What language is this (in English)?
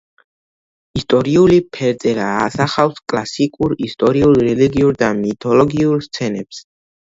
Georgian